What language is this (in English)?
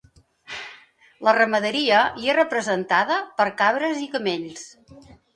Catalan